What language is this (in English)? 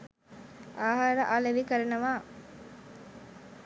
Sinhala